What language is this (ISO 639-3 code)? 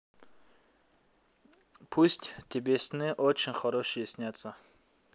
rus